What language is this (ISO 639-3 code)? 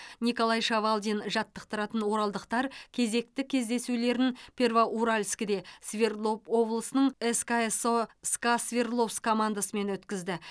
kaz